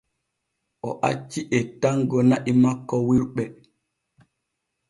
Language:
Borgu Fulfulde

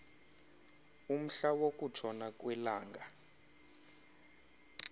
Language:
Xhosa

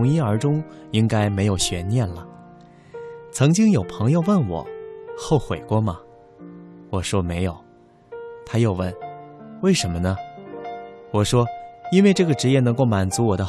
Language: Chinese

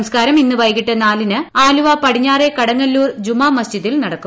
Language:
Malayalam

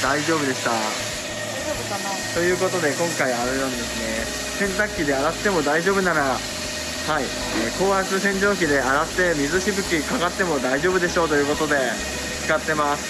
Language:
Japanese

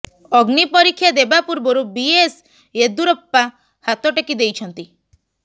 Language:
Odia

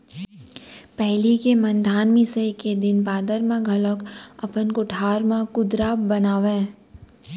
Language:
Chhattisgarhi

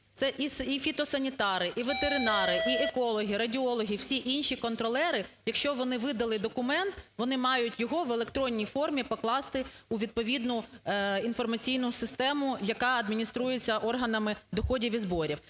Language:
Ukrainian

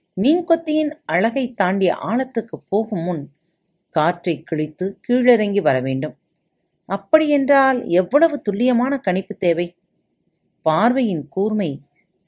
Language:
Tamil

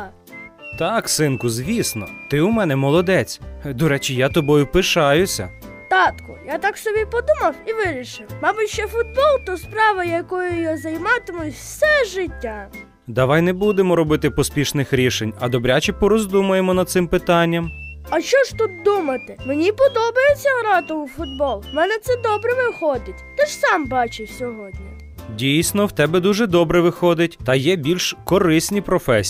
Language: Ukrainian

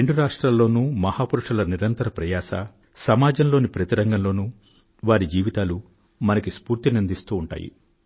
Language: Telugu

